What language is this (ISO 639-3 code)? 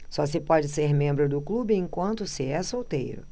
por